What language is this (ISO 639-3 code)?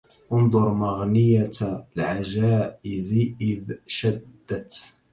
ara